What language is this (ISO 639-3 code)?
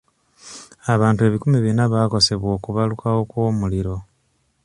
lug